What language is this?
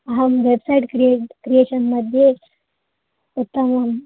Sanskrit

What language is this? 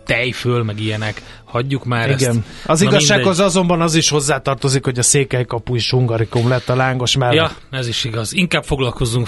Hungarian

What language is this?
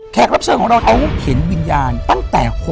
Thai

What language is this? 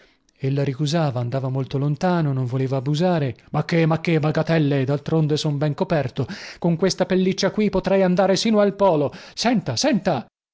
Italian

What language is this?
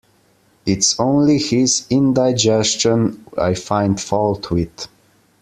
English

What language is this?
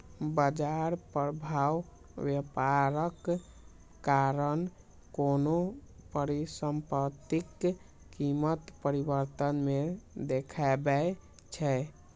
Maithili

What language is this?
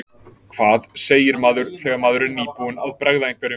Icelandic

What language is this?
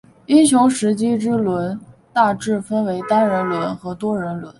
Chinese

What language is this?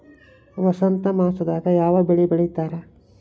Kannada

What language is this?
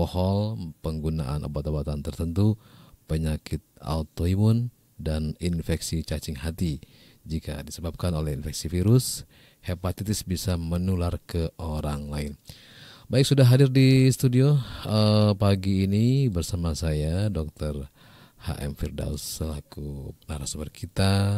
Indonesian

